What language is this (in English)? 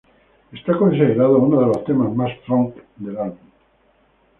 Spanish